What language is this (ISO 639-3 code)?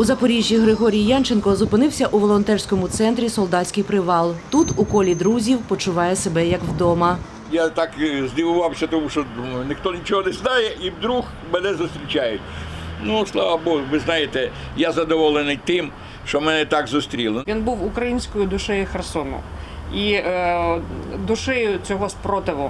ukr